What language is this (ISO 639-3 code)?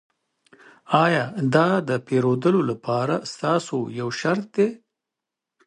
pus